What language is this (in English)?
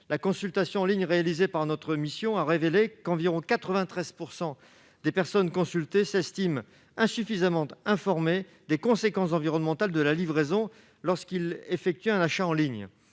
French